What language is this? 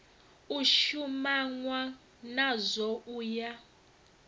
Venda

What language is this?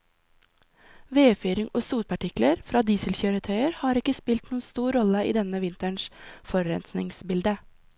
Norwegian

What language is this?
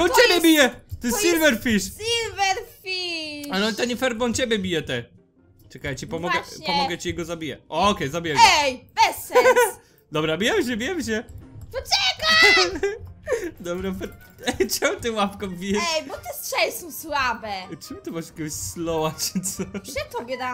Polish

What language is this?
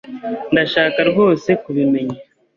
Kinyarwanda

